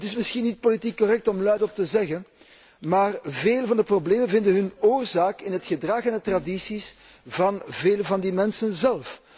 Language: Dutch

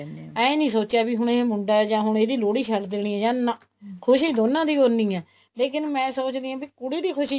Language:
Punjabi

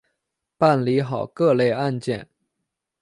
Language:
Chinese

